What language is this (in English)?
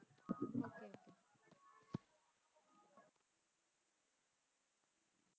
Punjabi